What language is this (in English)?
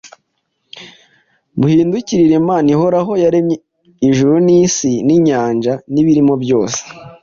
Kinyarwanda